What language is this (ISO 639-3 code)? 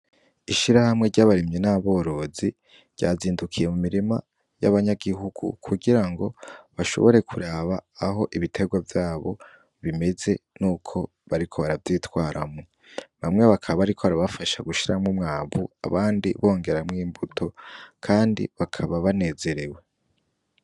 run